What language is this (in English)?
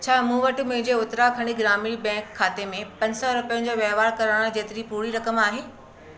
Sindhi